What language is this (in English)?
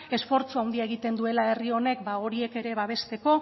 Basque